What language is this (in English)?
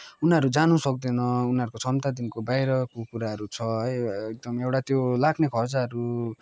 Nepali